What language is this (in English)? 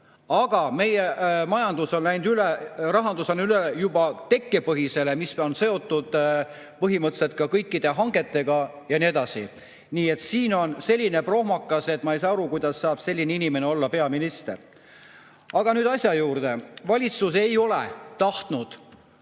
Estonian